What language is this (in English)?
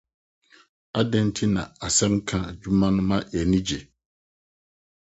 Akan